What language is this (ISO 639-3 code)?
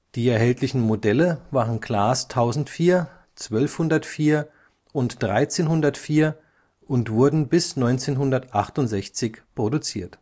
deu